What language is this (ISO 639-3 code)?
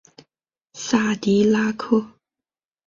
zho